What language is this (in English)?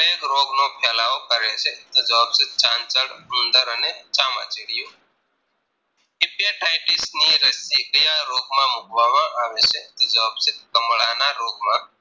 Gujarati